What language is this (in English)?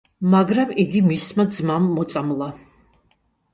Georgian